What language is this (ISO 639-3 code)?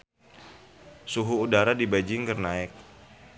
sun